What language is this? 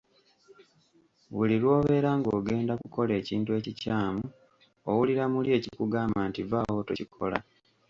Ganda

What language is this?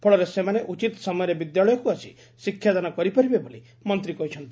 Odia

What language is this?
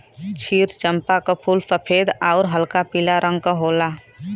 Bhojpuri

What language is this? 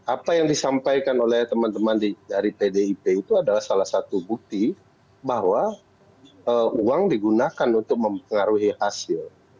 Indonesian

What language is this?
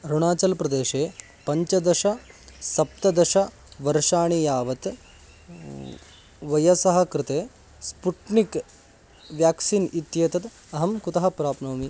Sanskrit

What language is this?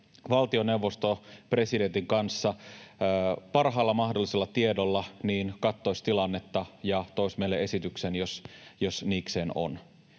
Finnish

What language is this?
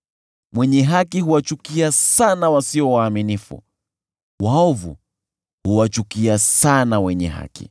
Swahili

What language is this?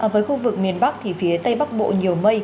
Vietnamese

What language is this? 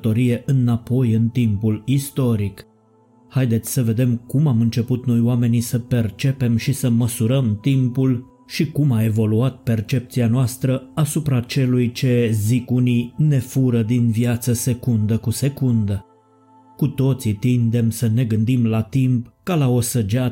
Romanian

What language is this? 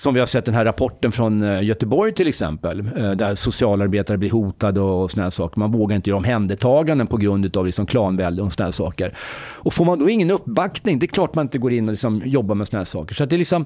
Swedish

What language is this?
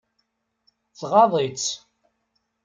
Kabyle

